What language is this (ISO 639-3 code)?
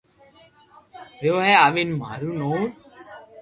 lrk